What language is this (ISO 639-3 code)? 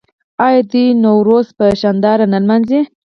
pus